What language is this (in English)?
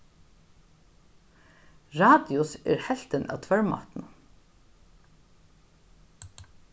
Faroese